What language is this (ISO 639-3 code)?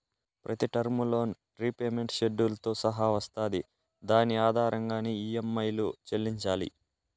tel